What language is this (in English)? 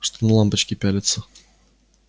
Russian